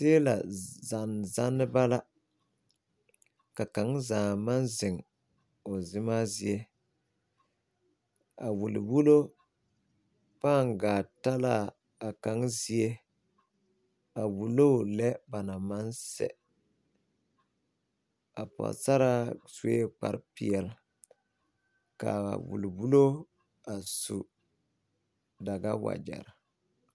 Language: Southern Dagaare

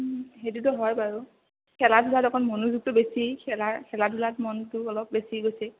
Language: Assamese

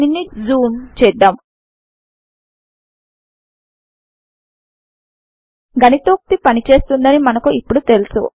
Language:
Telugu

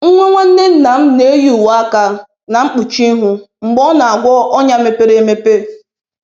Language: Igbo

